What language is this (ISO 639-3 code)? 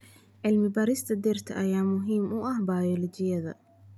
som